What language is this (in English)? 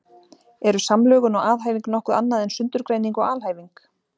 Icelandic